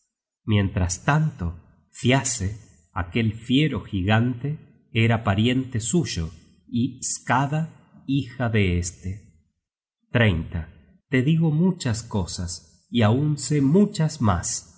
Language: Spanish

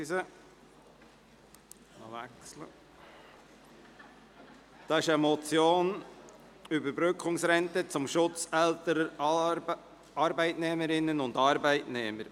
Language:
Swiss German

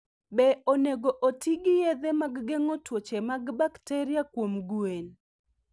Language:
Luo (Kenya and Tanzania)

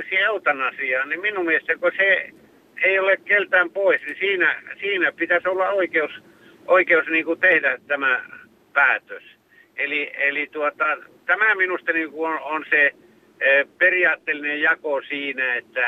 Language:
Finnish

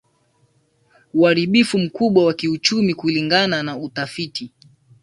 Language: Swahili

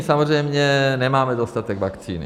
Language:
Czech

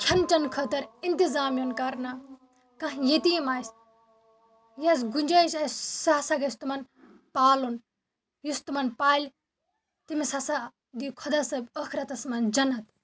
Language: Kashmiri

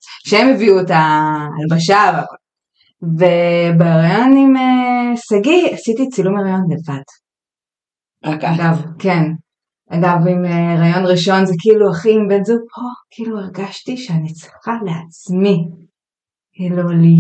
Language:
Hebrew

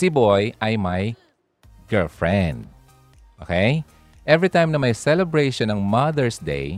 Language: Filipino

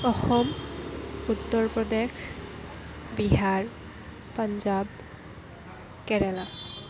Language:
Assamese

